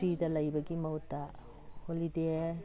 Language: Manipuri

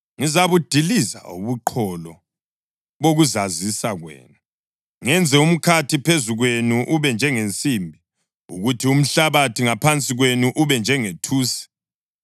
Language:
North Ndebele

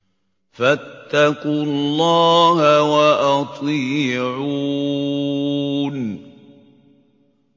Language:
Arabic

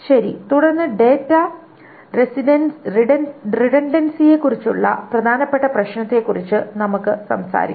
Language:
Malayalam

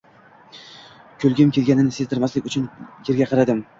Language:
Uzbek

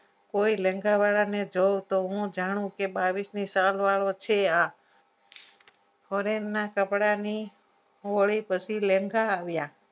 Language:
Gujarati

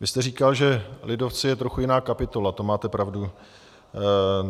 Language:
Czech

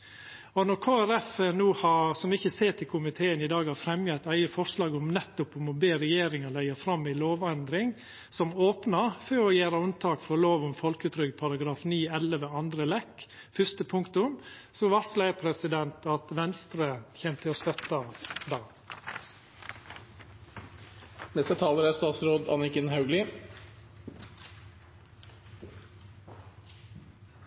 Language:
Norwegian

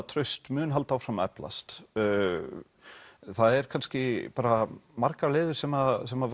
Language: Icelandic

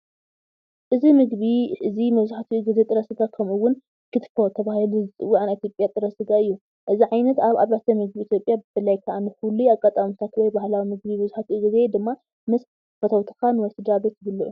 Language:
Tigrinya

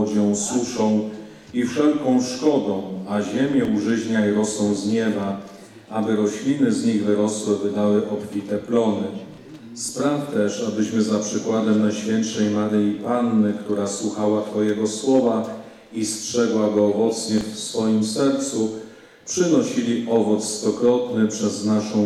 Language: Polish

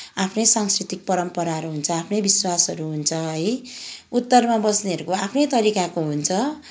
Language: Nepali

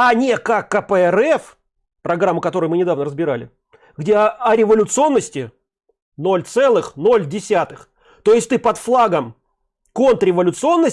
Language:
Russian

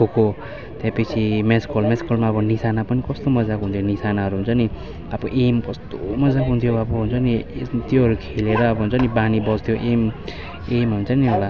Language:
Nepali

